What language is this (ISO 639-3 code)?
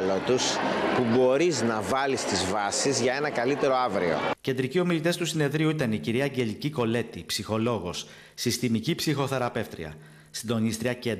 ell